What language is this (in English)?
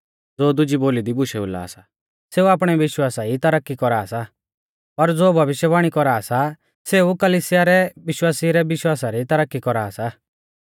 Mahasu Pahari